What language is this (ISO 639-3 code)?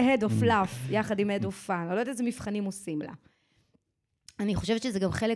heb